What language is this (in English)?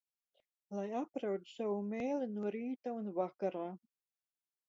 Latvian